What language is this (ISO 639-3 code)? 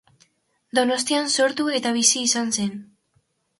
eus